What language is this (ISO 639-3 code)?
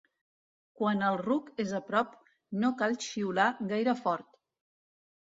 cat